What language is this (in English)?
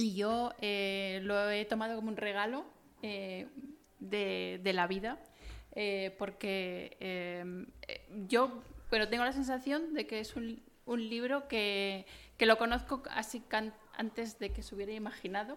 Spanish